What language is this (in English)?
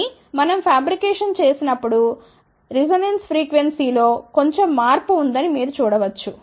Telugu